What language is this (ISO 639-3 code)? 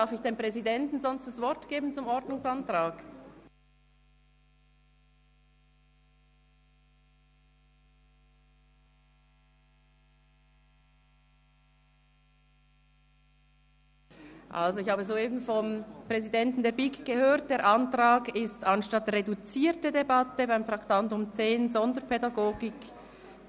gsw